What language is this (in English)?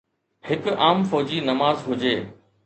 Sindhi